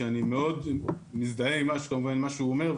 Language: Hebrew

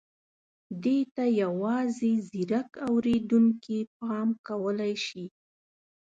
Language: Pashto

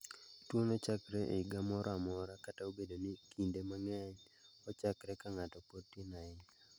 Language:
Luo (Kenya and Tanzania)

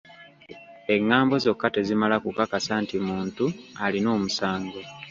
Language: Ganda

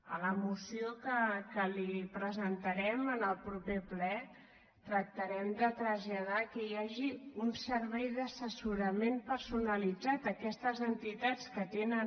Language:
Catalan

